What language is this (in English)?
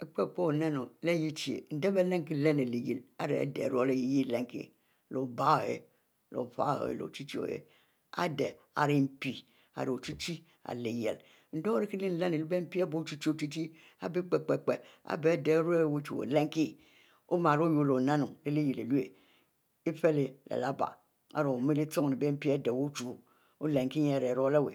Mbe